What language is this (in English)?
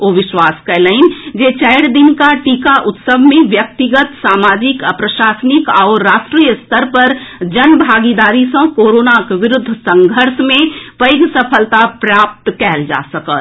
Maithili